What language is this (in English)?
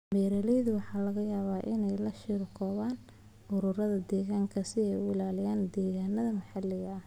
Somali